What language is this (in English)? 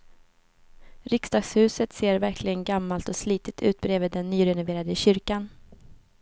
Swedish